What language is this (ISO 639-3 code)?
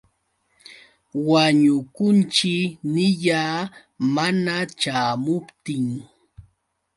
qux